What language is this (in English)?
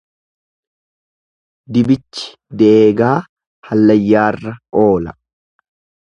Oromo